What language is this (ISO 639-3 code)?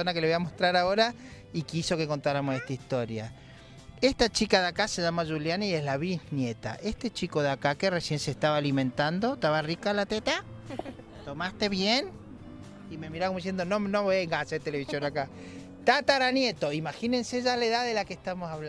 spa